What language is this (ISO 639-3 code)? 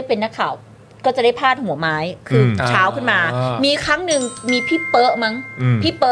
tha